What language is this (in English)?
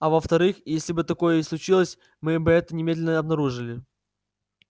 Russian